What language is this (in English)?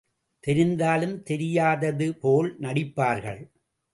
Tamil